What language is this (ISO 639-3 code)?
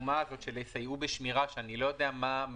heb